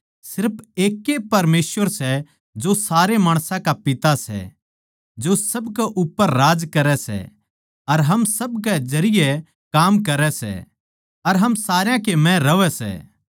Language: Haryanvi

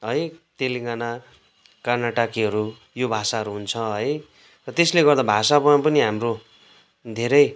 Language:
Nepali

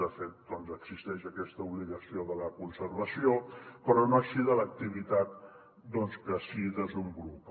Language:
Catalan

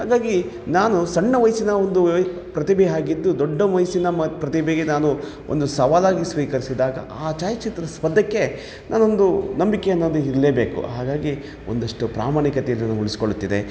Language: Kannada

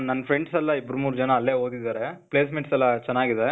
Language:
Kannada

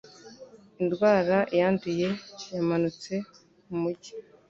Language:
Kinyarwanda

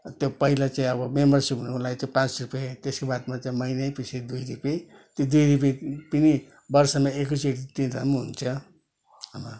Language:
Nepali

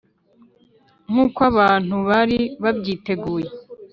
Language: Kinyarwanda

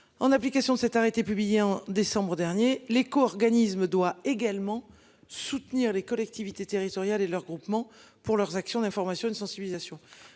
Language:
French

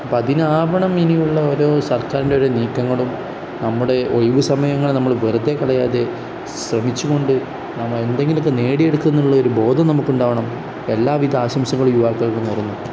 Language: Malayalam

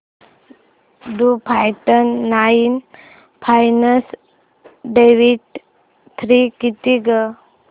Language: Marathi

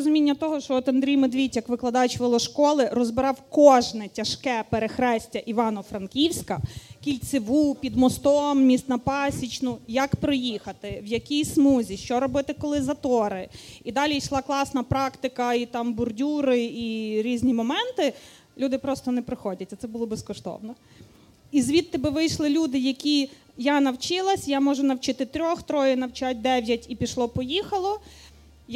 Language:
Ukrainian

